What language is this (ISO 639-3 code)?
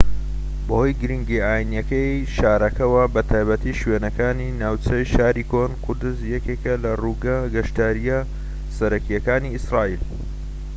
ckb